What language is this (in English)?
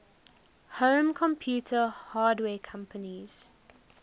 English